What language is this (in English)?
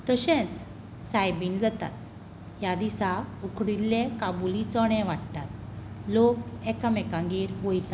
Konkani